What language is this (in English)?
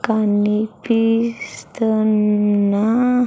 Telugu